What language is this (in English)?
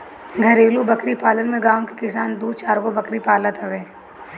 Bhojpuri